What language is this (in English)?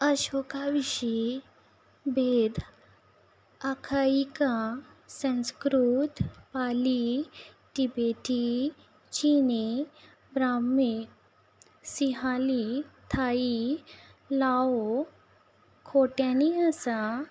Konkani